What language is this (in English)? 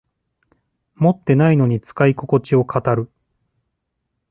Japanese